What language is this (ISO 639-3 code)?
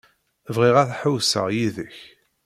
kab